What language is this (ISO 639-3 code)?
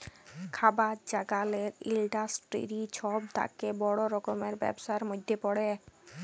ben